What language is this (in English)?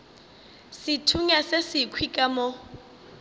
Northern Sotho